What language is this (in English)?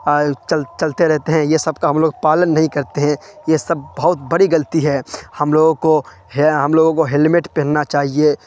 Urdu